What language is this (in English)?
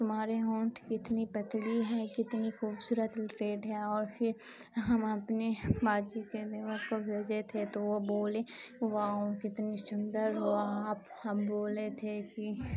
Urdu